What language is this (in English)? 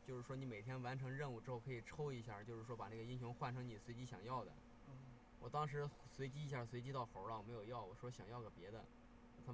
Chinese